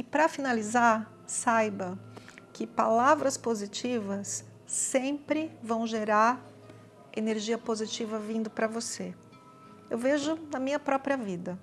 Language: Portuguese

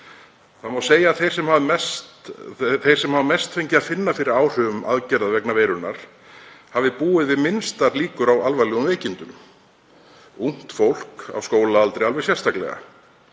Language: Icelandic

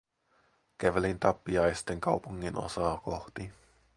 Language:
Finnish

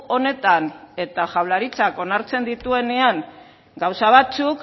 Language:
Basque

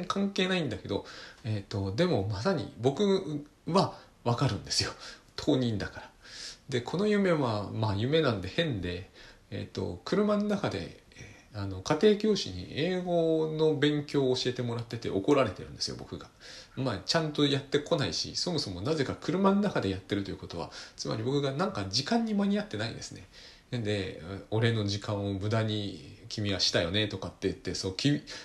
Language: Japanese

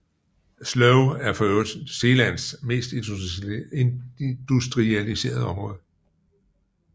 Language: Danish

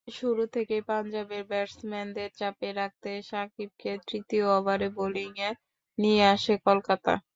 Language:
Bangla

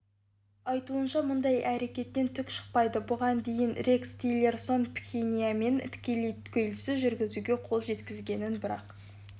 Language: Kazakh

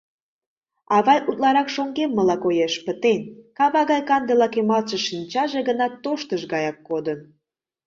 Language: Mari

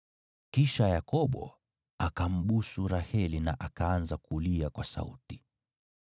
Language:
Swahili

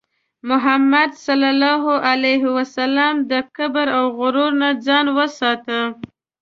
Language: Pashto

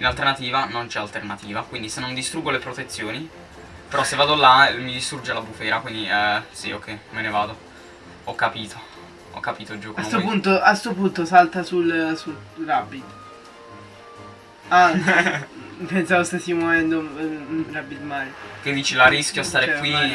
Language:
Italian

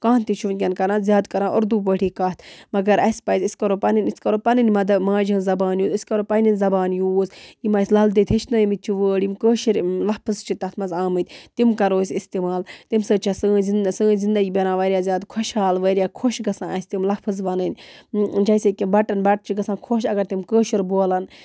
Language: Kashmiri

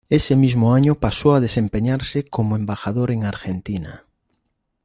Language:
Spanish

